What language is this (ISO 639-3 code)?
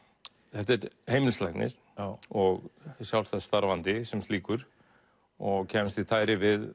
isl